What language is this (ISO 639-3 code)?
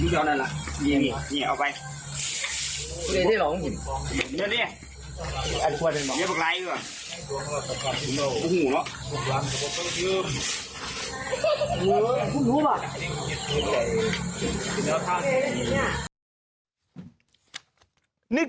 tha